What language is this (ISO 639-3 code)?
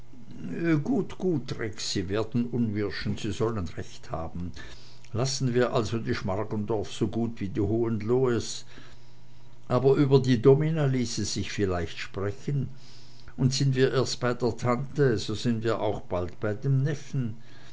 deu